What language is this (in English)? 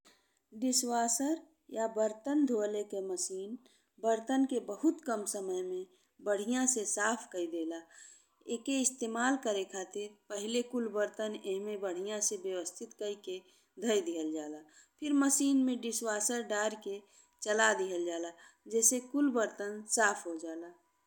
Bhojpuri